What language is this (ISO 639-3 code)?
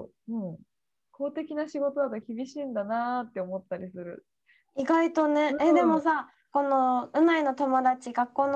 jpn